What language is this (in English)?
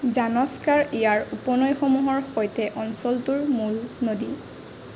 Assamese